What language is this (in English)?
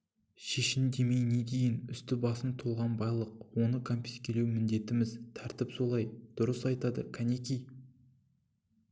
Kazakh